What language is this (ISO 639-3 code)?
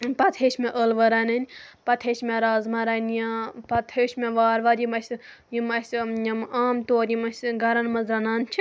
kas